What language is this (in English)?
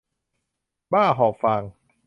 Thai